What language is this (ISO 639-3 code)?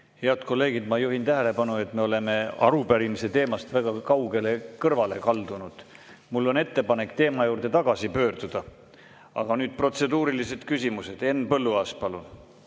est